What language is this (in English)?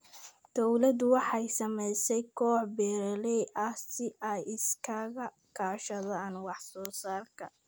Somali